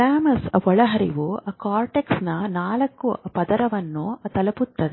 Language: Kannada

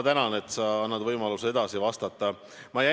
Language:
Estonian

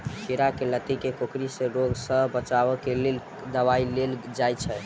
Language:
Maithili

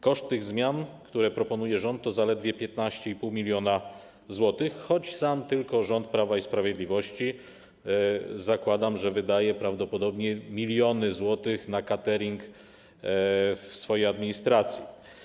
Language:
Polish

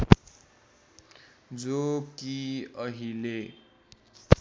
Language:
Nepali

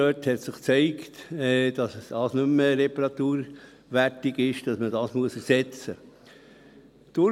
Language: Swiss German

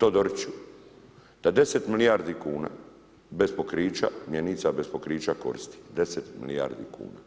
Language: Croatian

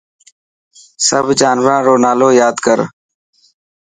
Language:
Dhatki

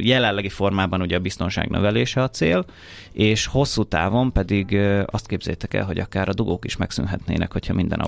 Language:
Hungarian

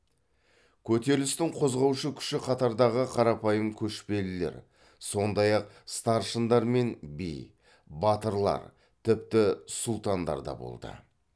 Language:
Kazakh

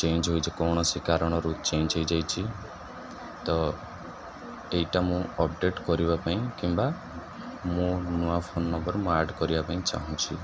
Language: Odia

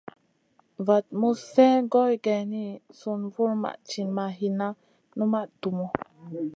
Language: Masana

